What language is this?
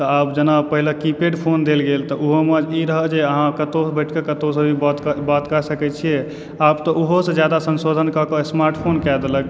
Maithili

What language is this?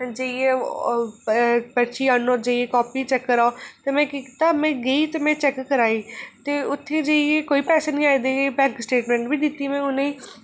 Dogri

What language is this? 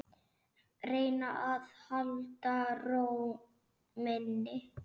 Icelandic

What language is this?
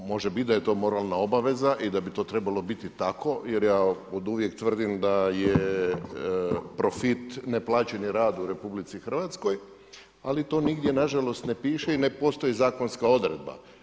Croatian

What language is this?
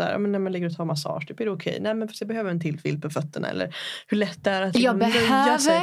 Swedish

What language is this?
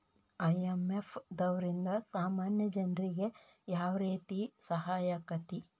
Kannada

